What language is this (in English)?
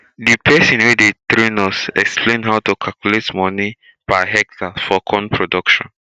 Nigerian Pidgin